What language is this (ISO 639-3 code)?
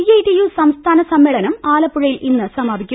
mal